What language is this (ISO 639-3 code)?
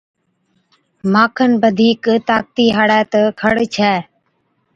odk